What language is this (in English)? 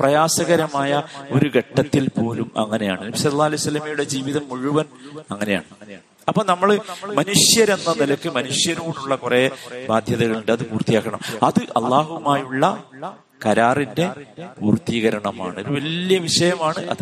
Malayalam